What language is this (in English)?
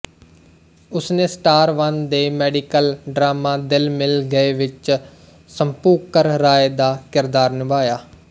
Punjabi